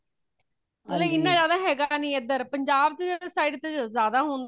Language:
Punjabi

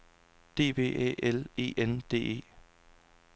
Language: Danish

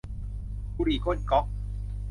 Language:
Thai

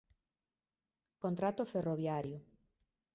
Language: Galician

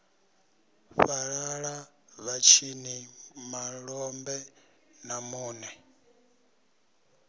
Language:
Venda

